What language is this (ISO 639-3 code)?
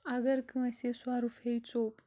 kas